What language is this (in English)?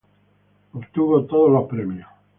Spanish